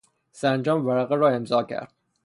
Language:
Persian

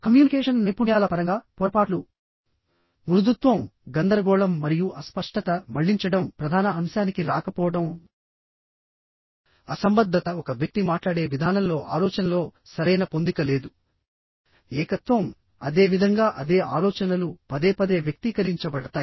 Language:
Telugu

